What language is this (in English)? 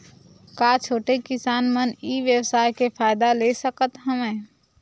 Chhattisgarhi